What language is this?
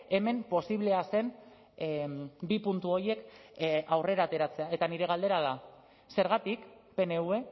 Basque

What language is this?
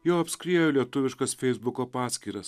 Lithuanian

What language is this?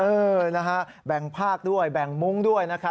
Thai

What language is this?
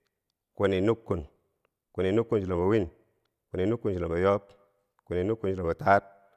Bangwinji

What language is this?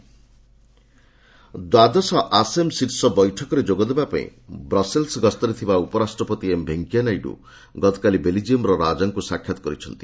Odia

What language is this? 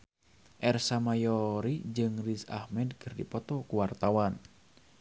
Sundanese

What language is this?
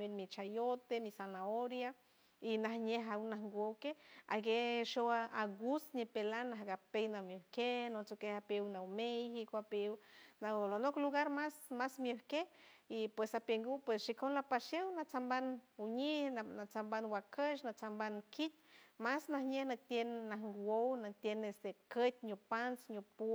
San Francisco Del Mar Huave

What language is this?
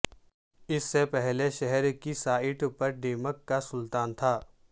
Urdu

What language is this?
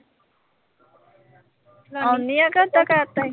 Punjabi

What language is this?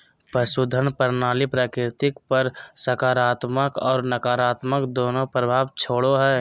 Magahi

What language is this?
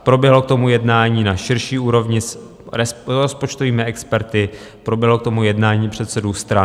Czech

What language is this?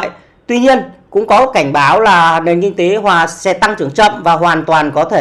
Vietnamese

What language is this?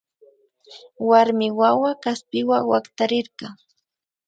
Imbabura Highland Quichua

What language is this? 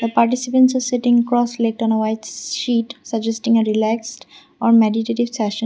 English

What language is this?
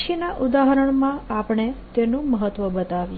Gujarati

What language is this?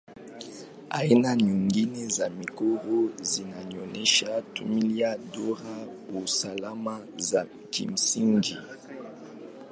Swahili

